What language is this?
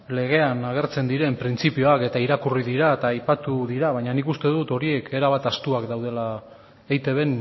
Basque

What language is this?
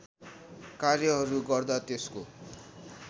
Nepali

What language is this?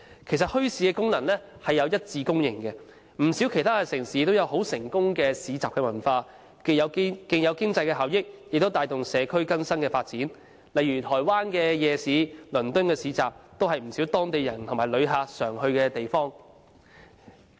Cantonese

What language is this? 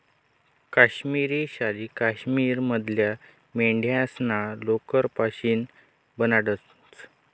Marathi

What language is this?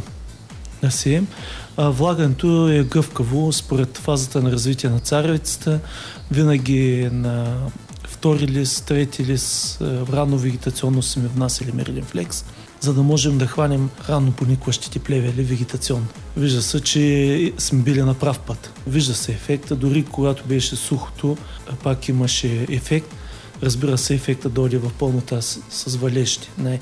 Bulgarian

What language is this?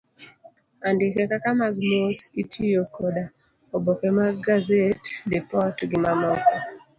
Luo (Kenya and Tanzania)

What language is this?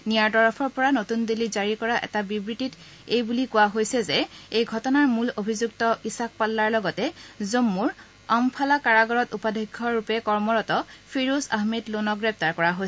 Assamese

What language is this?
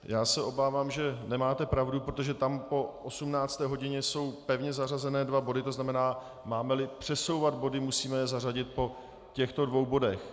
Czech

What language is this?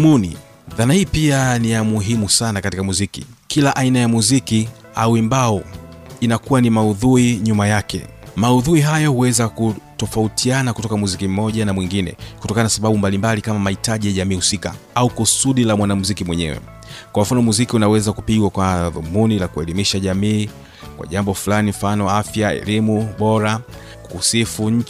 Swahili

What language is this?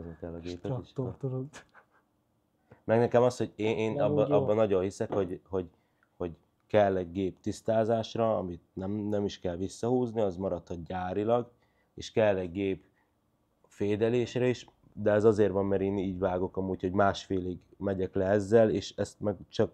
Hungarian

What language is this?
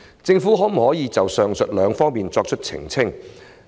Cantonese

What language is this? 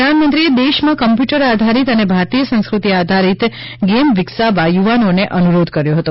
Gujarati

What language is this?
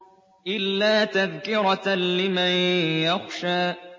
Arabic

